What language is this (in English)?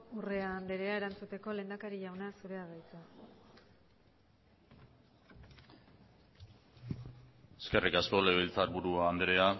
Basque